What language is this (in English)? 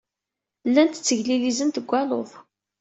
Kabyle